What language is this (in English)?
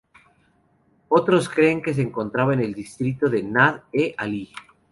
Spanish